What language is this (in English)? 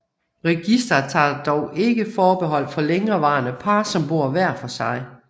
Danish